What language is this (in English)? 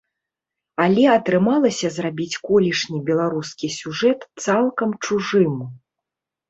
Belarusian